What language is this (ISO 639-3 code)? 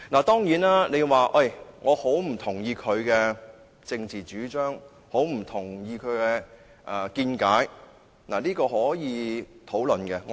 yue